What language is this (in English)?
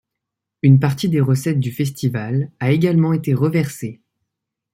French